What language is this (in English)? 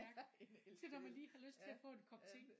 Danish